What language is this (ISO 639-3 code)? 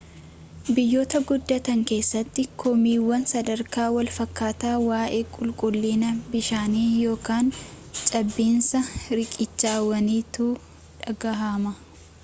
orm